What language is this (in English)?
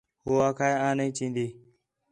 Khetrani